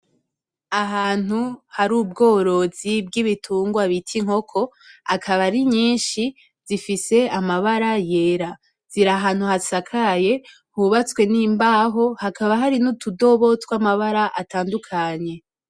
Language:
Rundi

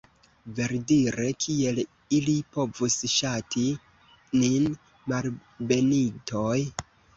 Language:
Esperanto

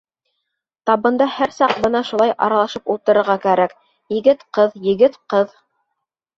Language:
Bashkir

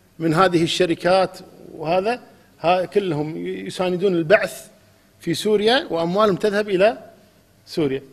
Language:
Arabic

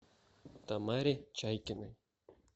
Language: Russian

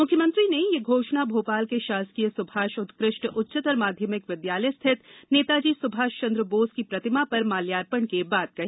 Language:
Hindi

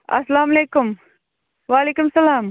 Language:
Kashmiri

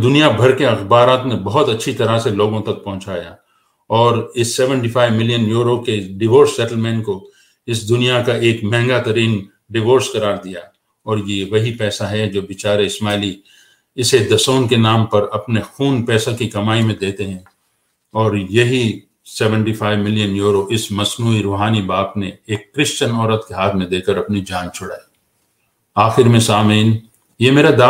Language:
Urdu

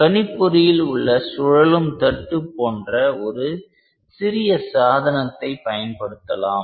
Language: Tamil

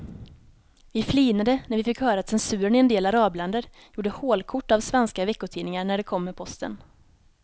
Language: Swedish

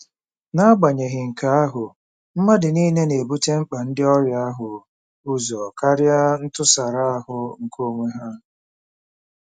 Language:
Igbo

